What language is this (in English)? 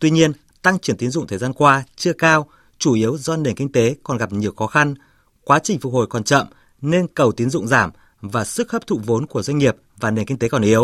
Vietnamese